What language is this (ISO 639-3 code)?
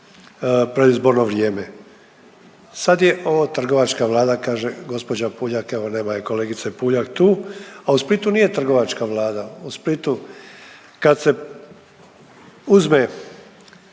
hrv